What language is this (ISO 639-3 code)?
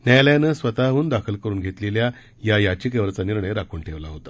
mar